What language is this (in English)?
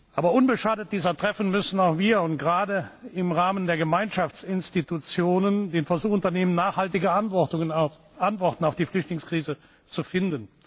German